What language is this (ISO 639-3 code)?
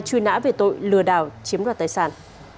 vie